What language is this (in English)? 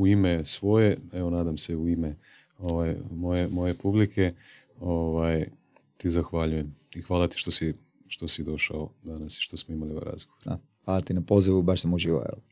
Croatian